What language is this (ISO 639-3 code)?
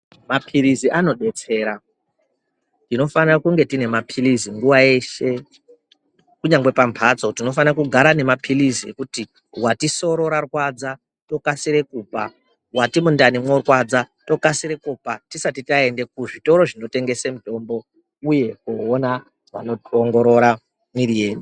ndc